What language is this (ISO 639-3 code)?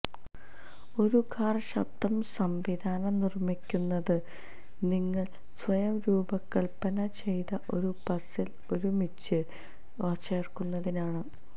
mal